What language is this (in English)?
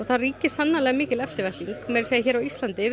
Icelandic